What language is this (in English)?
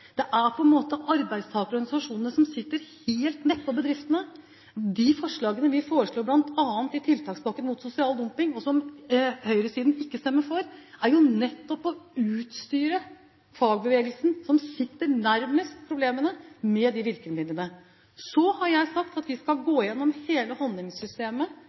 Norwegian Bokmål